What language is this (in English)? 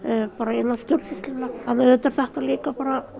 Icelandic